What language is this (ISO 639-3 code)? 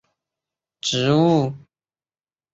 zho